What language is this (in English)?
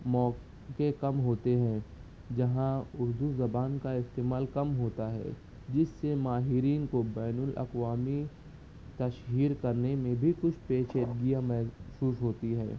Urdu